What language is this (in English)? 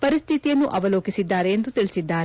Kannada